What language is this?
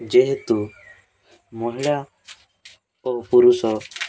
Odia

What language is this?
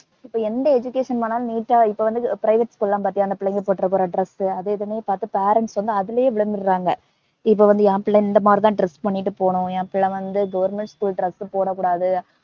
Tamil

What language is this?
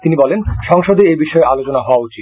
Bangla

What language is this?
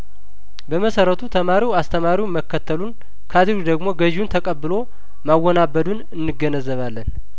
Amharic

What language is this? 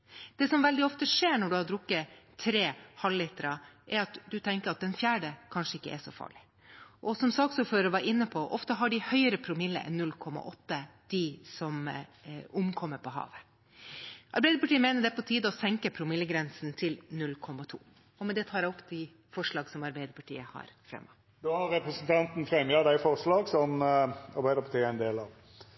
Norwegian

